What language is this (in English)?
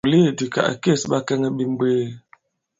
Bankon